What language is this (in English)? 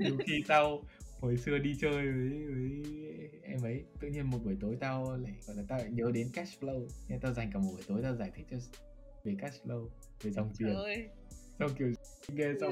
Vietnamese